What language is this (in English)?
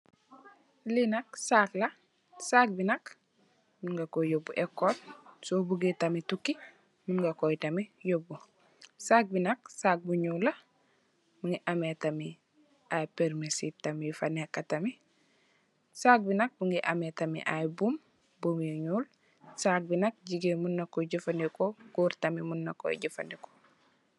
Wolof